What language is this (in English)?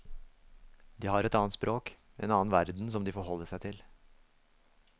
Norwegian